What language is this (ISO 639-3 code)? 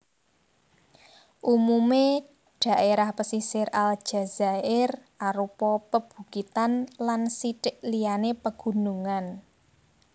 jav